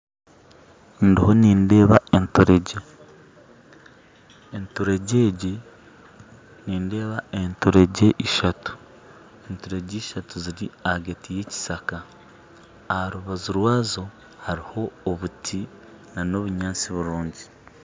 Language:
Nyankole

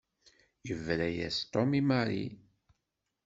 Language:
Kabyle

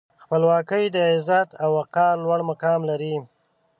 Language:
Pashto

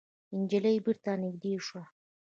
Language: Pashto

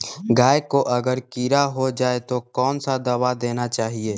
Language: Magahi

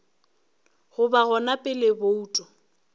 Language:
Northern Sotho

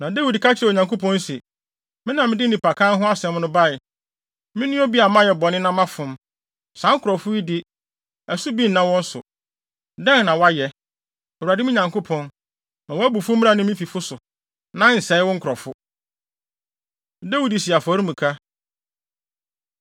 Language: Akan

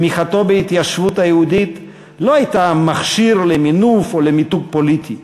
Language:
Hebrew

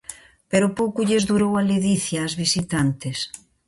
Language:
Galician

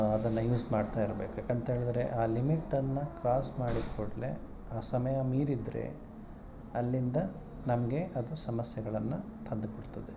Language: Kannada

